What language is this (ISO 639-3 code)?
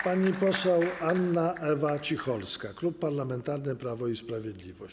pol